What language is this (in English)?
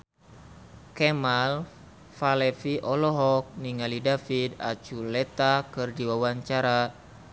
Sundanese